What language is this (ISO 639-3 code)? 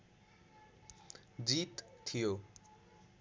nep